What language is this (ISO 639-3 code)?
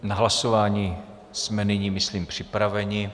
ces